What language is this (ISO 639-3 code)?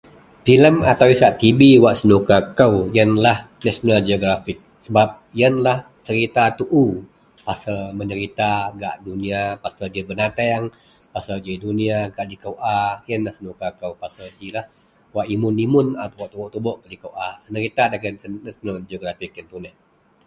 mel